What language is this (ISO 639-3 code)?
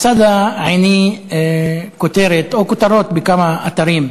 heb